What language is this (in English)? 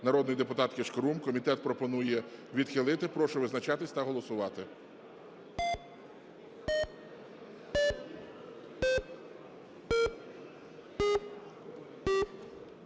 Ukrainian